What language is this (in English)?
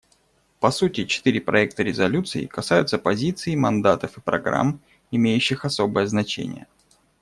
Russian